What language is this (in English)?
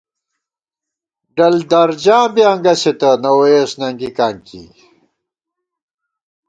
Gawar-Bati